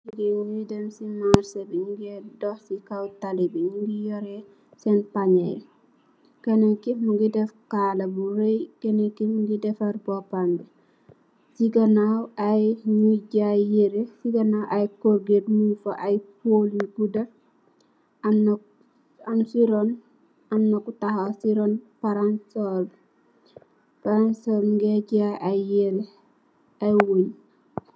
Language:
Wolof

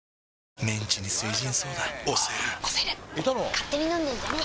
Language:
Japanese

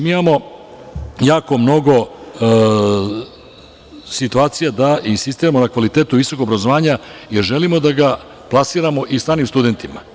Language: Serbian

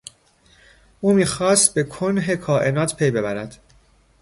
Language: Persian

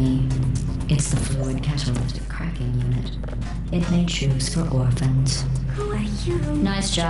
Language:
Polish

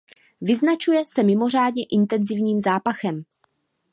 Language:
Czech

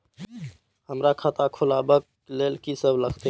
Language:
Maithili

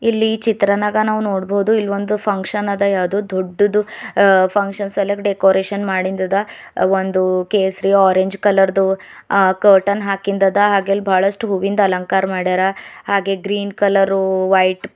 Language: Kannada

